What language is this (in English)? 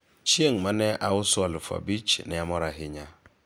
Luo (Kenya and Tanzania)